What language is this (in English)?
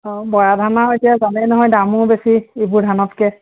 Assamese